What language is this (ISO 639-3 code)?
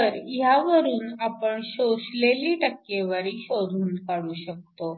mar